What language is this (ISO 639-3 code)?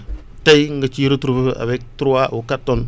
wol